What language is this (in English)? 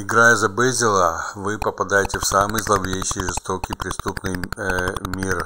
Russian